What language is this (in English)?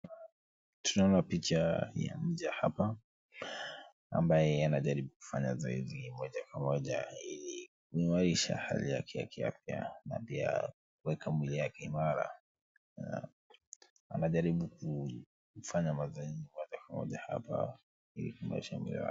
Swahili